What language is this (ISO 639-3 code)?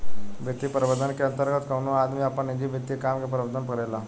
bho